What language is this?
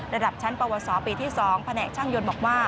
Thai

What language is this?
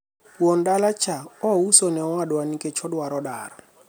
Luo (Kenya and Tanzania)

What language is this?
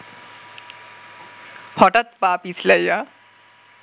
Bangla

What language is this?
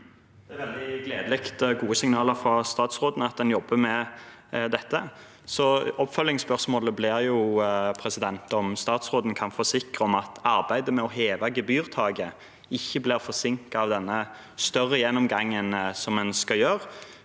Norwegian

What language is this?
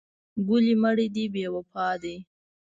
Pashto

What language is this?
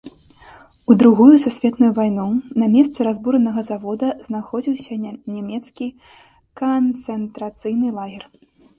Belarusian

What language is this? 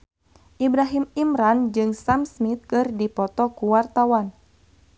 Sundanese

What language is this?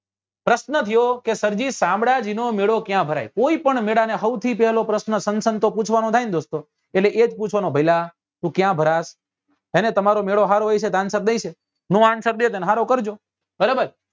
Gujarati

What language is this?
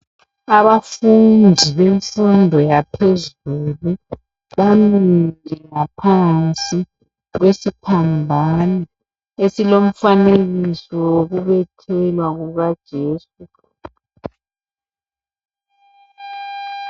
North Ndebele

